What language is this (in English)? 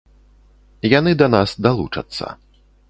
Belarusian